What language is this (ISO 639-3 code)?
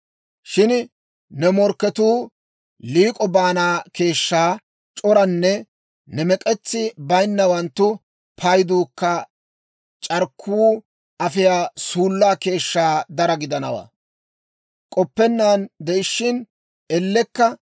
dwr